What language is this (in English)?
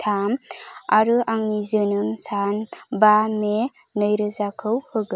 Bodo